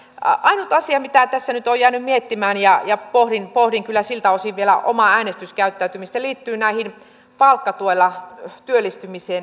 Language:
Finnish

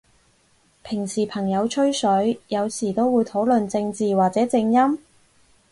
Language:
Cantonese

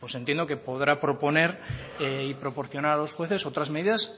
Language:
Spanish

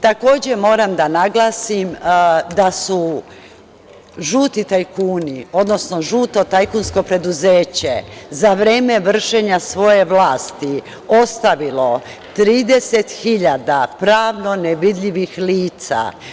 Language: Serbian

